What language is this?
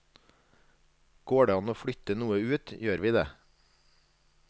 Norwegian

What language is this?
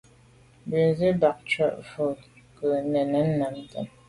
Medumba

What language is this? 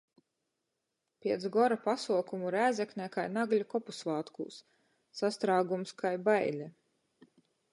Latgalian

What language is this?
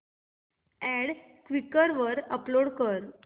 Marathi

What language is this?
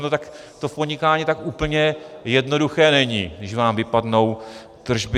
Czech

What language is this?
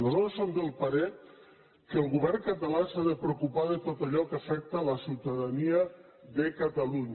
Catalan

